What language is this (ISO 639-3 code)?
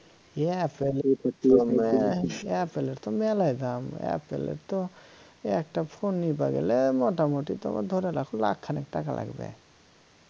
ben